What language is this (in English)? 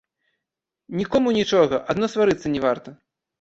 Belarusian